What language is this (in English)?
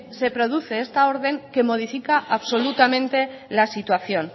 Spanish